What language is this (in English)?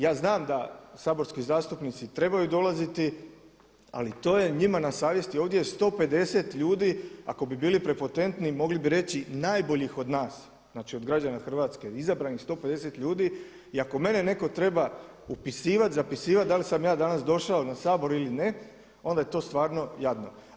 Croatian